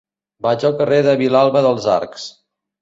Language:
Catalan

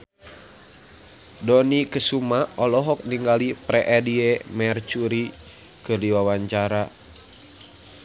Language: Sundanese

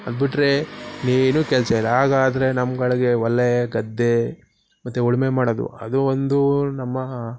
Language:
Kannada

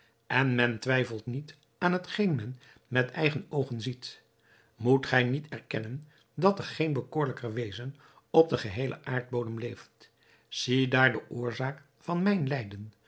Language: Dutch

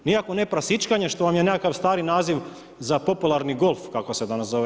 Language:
Croatian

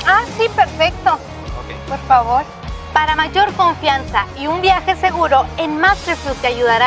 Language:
Spanish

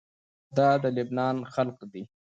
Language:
Pashto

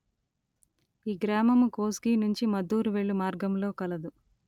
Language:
Telugu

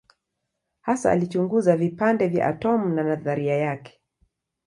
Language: Swahili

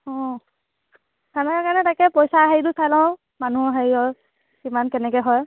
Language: Assamese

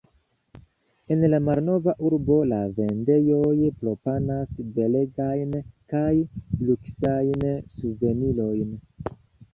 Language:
Esperanto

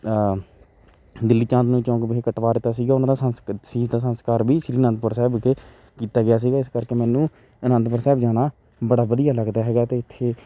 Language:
Punjabi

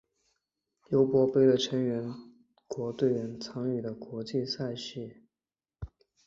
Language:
Chinese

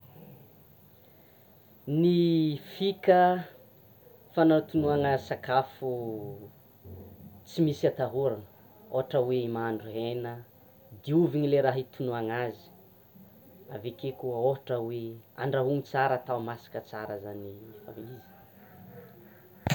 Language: Tsimihety Malagasy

